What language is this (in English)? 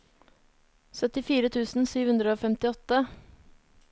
Norwegian